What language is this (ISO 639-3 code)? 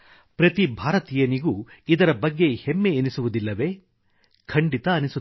kan